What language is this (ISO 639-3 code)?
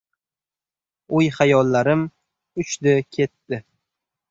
uzb